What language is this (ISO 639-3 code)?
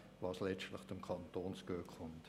gsw